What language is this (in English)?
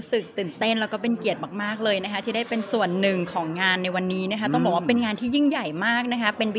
Thai